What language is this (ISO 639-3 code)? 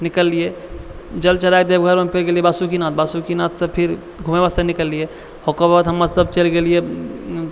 mai